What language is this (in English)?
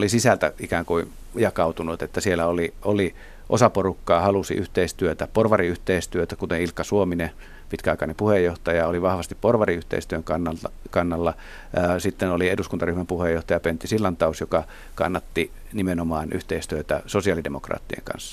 Finnish